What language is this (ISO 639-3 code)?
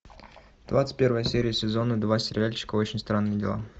rus